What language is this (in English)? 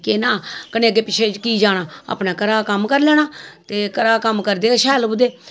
Dogri